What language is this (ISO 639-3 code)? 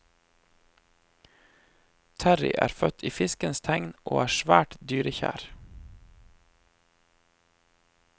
nor